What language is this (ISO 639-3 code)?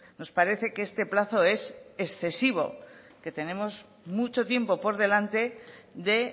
spa